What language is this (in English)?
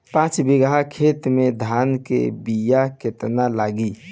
Bhojpuri